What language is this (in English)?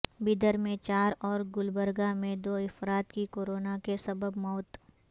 Urdu